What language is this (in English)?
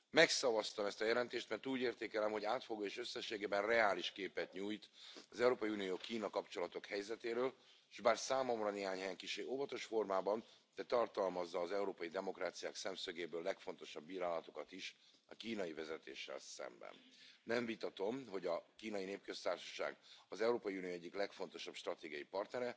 Romanian